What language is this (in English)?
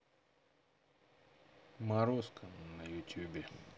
Russian